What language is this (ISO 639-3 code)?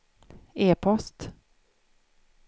swe